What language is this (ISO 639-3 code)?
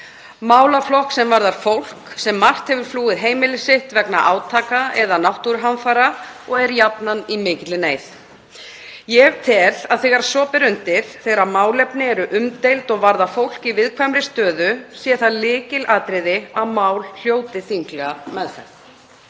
isl